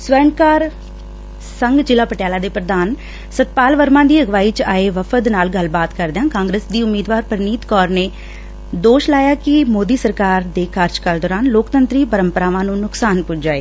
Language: Punjabi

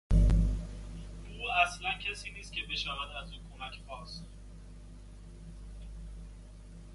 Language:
Persian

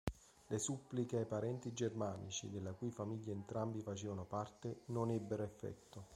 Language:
Italian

